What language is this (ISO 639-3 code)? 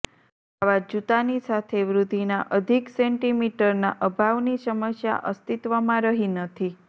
guj